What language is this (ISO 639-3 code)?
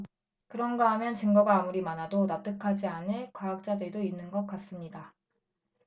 kor